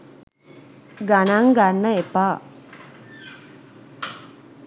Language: Sinhala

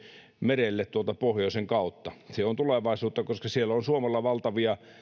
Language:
Finnish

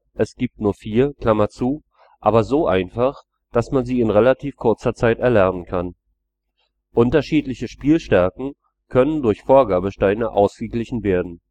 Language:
German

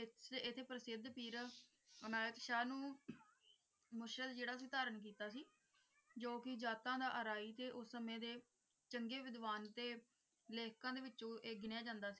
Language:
Punjabi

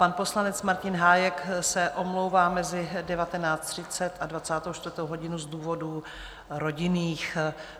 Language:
Czech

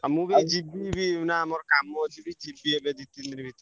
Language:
Odia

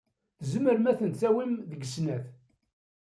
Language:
Kabyle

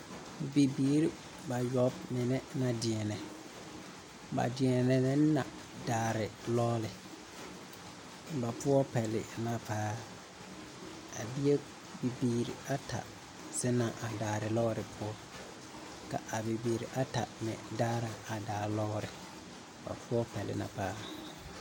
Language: Southern Dagaare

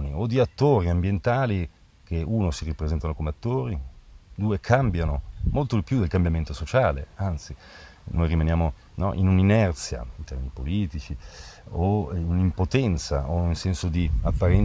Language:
Italian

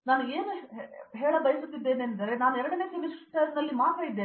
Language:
Kannada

